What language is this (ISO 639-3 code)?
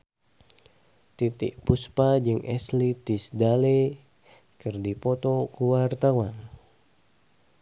sun